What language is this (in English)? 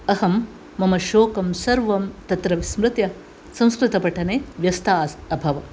Sanskrit